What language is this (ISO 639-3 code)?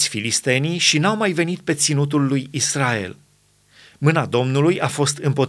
ron